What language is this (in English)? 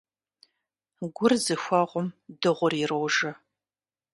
Kabardian